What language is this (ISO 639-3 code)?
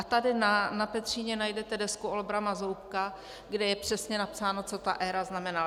ces